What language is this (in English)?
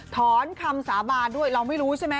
Thai